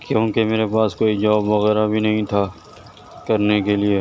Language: Urdu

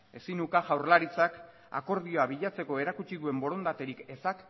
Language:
Basque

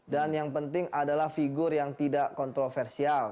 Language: Indonesian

